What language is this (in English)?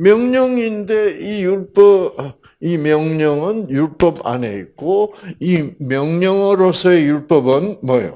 Korean